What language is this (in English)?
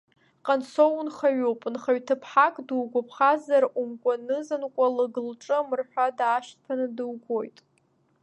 Abkhazian